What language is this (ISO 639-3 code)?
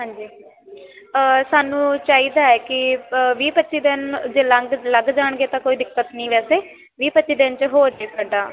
pan